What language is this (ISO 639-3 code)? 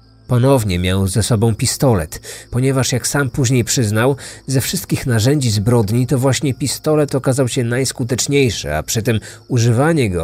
pol